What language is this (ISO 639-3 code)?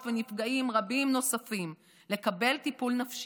heb